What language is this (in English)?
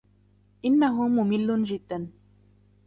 Arabic